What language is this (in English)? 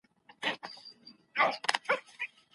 Pashto